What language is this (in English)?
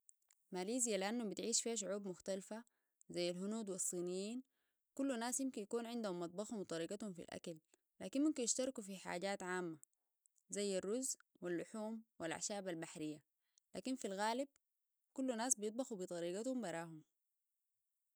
Sudanese Arabic